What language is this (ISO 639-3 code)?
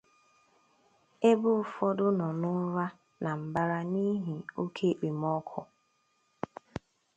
ibo